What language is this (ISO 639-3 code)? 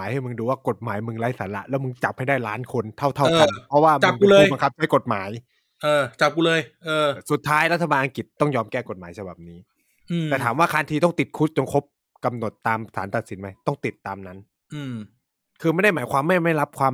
tha